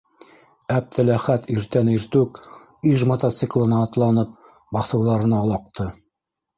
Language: Bashkir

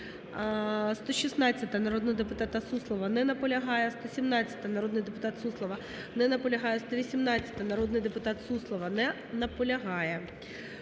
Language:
Ukrainian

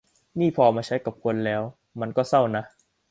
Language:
Thai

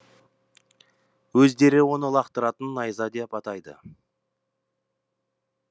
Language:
Kazakh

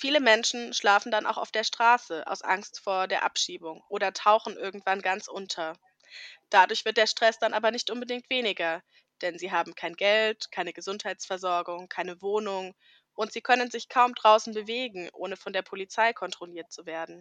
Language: German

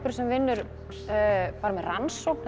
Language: Icelandic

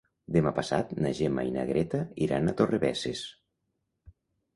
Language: Catalan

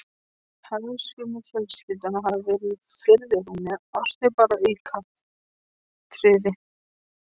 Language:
Icelandic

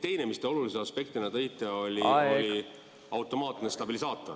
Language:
Estonian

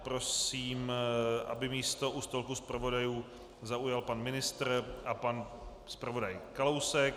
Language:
Czech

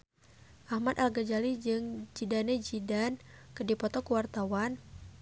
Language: Sundanese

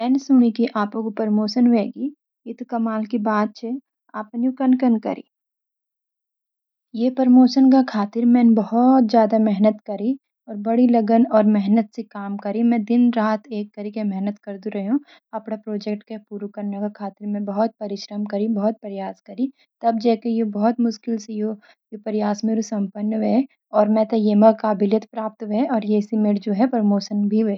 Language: Garhwali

